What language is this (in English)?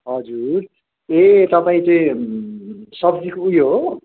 Nepali